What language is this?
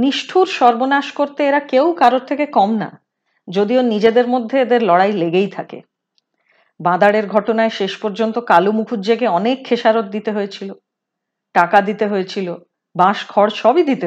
Hindi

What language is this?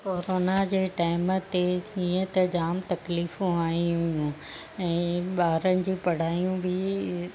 Sindhi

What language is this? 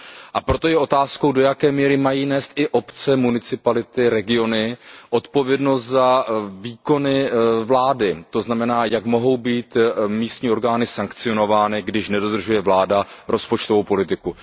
Czech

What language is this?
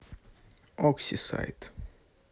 Russian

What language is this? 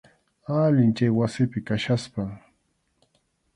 Arequipa-La Unión Quechua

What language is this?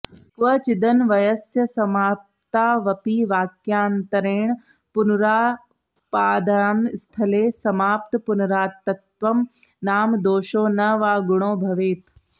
Sanskrit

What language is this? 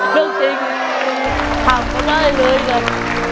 Thai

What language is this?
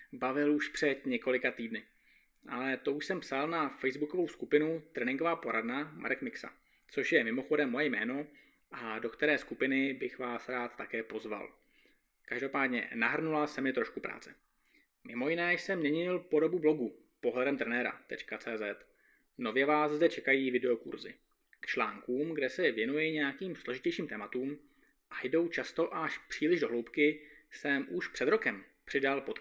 Czech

